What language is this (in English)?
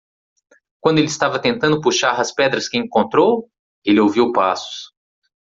Portuguese